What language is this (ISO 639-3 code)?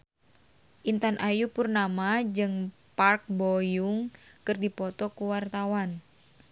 sun